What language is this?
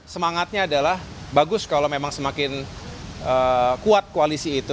Indonesian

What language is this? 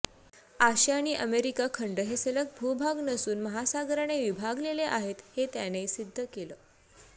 Marathi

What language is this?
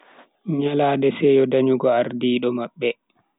Bagirmi Fulfulde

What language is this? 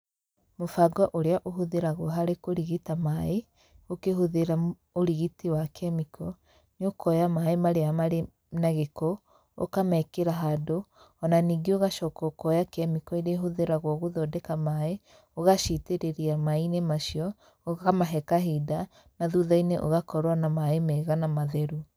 Kikuyu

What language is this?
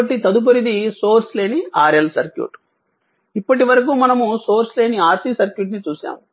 Telugu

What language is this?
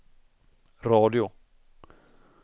Swedish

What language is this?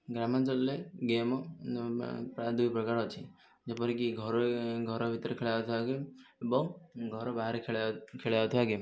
Odia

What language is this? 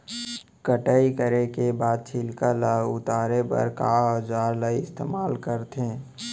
Chhattisgarhi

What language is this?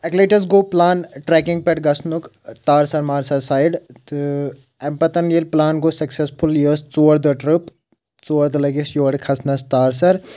Kashmiri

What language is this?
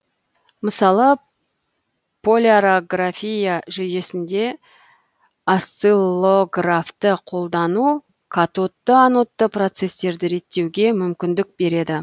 Kazakh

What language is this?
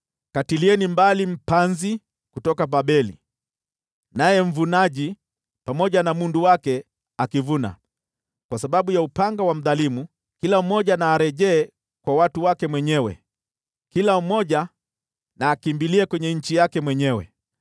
Swahili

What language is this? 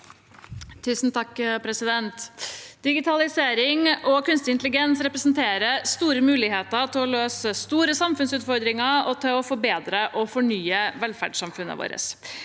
Norwegian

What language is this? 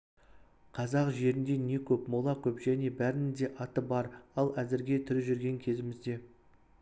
Kazakh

